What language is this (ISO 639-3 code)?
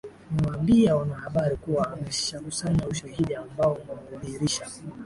swa